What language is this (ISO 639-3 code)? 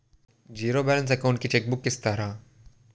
tel